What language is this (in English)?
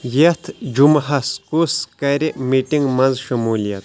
Kashmiri